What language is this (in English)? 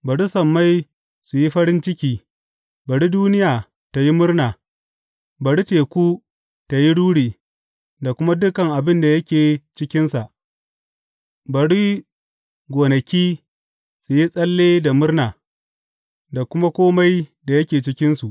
Hausa